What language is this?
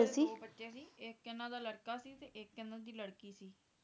Punjabi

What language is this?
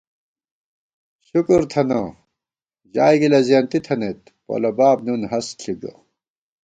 Gawar-Bati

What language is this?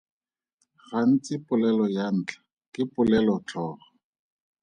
Tswana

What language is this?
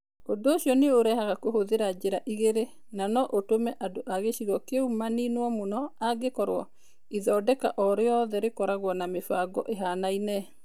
Kikuyu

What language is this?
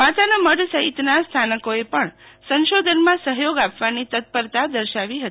Gujarati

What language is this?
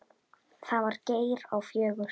Icelandic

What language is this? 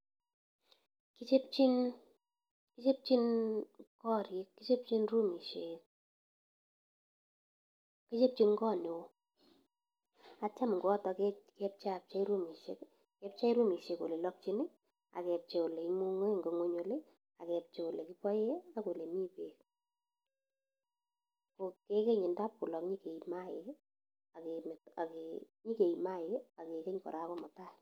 Kalenjin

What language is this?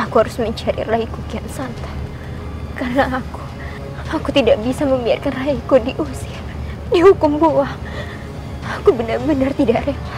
Indonesian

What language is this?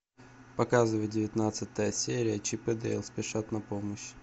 Russian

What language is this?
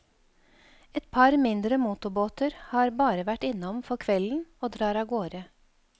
Norwegian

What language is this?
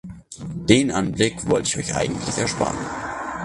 German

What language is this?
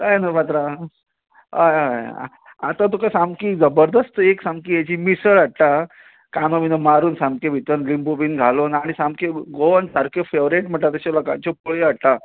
Konkani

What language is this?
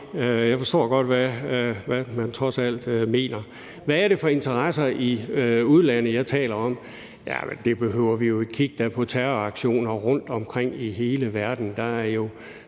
Danish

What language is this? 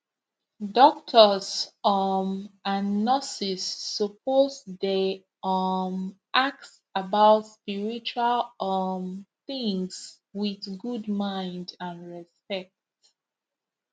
Nigerian Pidgin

